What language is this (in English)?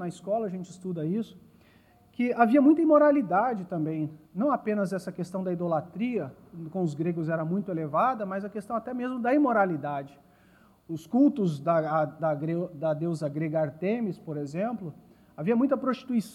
Portuguese